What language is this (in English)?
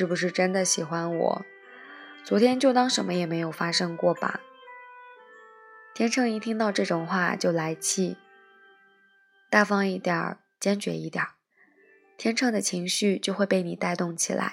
Chinese